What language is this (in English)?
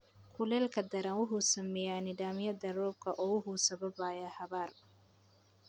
Somali